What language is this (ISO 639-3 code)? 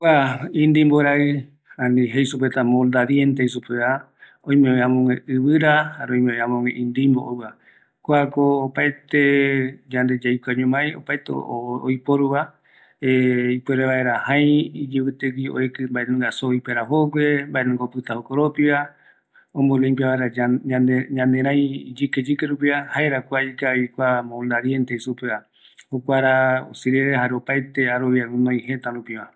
gui